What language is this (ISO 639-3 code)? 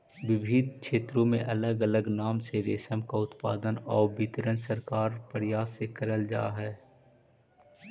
mag